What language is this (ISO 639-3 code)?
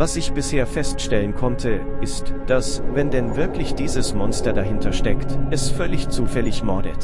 deu